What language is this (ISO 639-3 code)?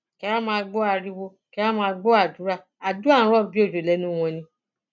yor